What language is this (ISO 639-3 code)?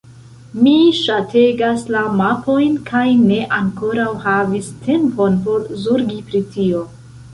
epo